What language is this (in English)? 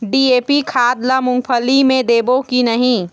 Chhattisgarhi